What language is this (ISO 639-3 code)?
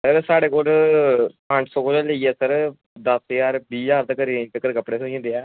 doi